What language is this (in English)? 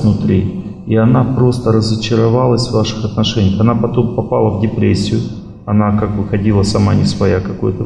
Russian